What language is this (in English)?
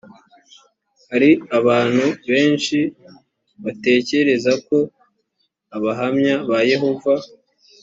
Kinyarwanda